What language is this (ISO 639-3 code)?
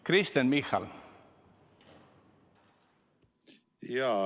est